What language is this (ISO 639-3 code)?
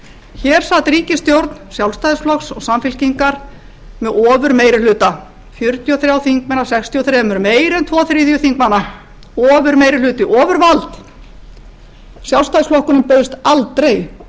isl